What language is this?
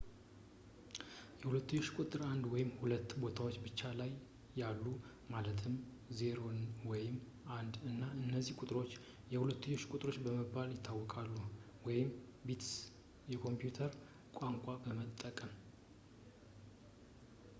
Amharic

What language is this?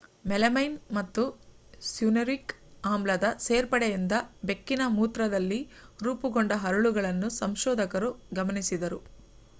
Kannada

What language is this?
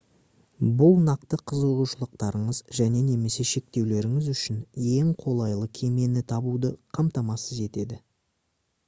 Kazakh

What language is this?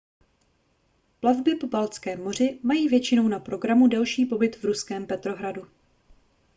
Czech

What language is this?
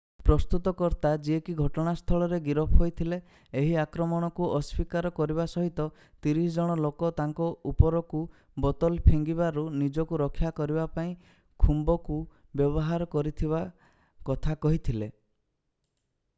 Odia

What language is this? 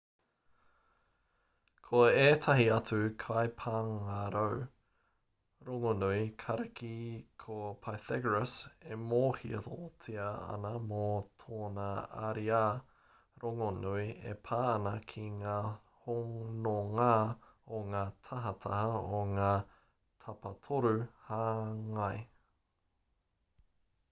Māori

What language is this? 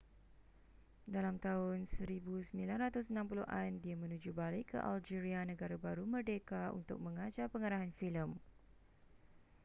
Malay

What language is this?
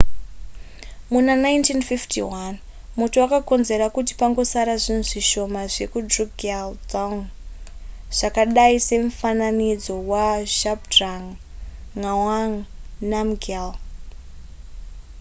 Shona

